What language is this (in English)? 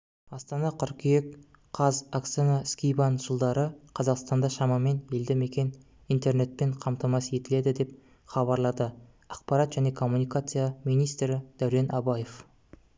Kazakh